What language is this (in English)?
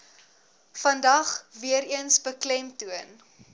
Afrikaans